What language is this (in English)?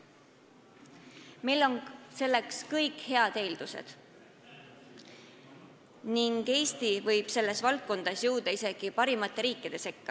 Estonian